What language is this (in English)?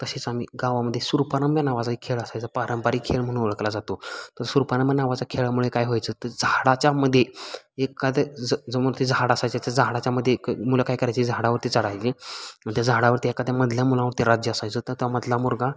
Marathi